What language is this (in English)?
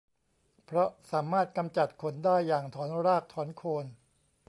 Thai